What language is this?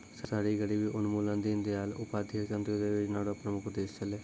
Maithili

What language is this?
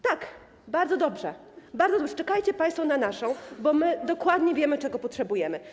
Polish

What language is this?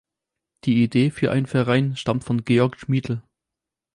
German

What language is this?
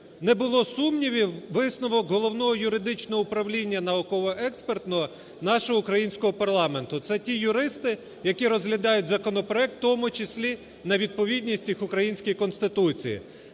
Ukrainian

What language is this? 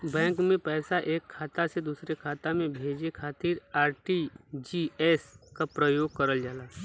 Bhojpuri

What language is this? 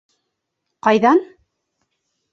Bashkir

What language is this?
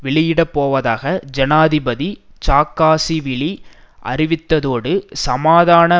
Tamil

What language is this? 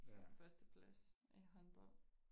Danish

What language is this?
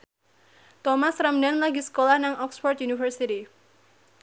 Javanese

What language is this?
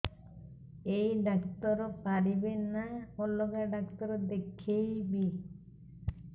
Odia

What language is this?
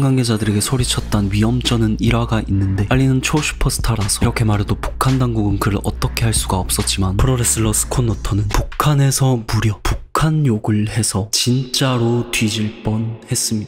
Korean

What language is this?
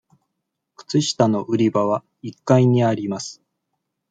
Japanese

